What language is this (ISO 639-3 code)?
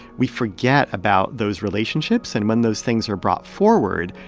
eng